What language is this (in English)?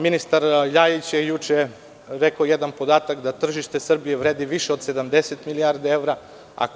Serbian